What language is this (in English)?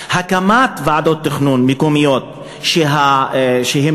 Hebrew